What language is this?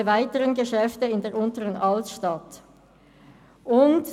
Swiss German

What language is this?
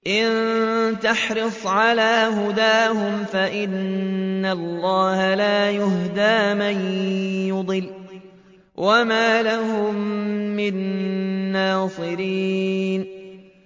Arabic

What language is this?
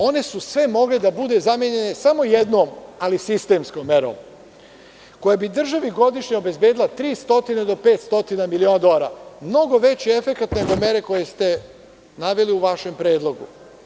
Serbian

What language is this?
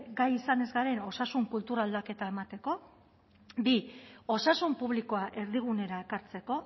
Basque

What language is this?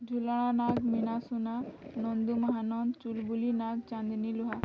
Odia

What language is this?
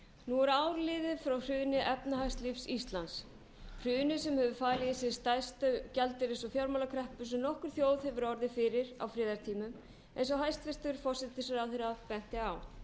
Icelandic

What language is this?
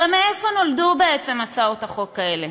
Hebrew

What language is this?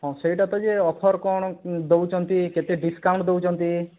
Odia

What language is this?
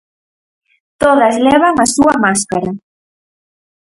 Galician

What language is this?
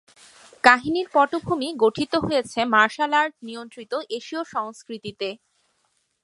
Bangla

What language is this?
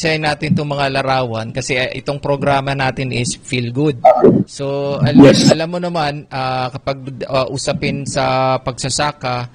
Filipino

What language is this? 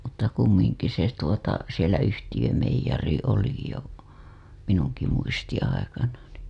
Finnish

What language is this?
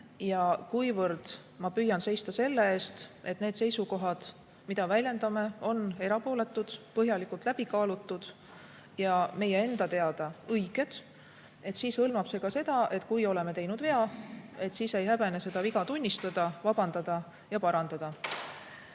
Estonian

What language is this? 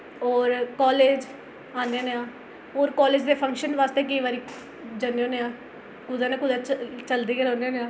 Dogri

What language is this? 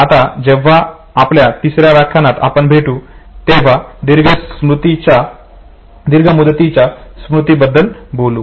Marathi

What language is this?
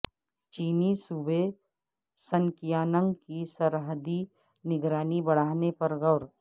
Urdu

